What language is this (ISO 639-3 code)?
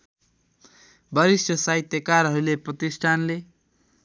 nep